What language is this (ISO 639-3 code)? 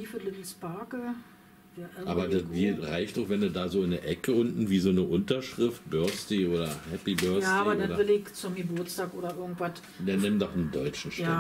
deu